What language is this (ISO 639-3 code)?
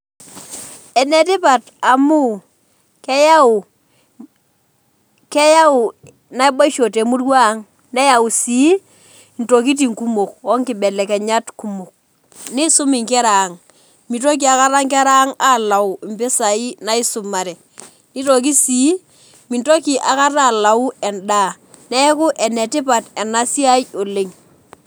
mas